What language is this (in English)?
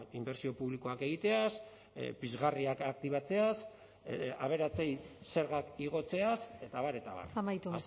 Basque